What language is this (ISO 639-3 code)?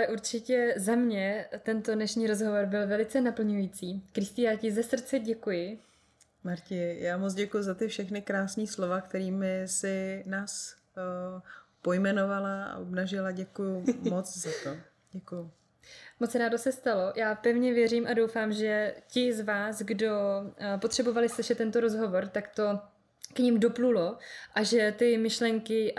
ces